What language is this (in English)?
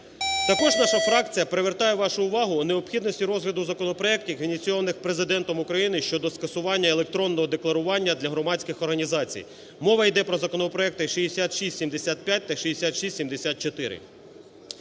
Ukrainian